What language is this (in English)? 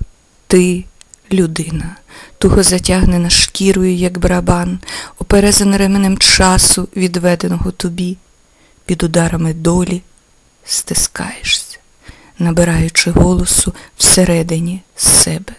Ukrainian